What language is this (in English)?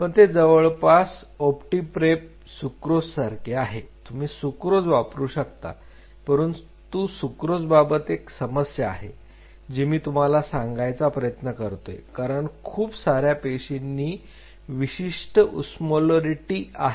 Marathi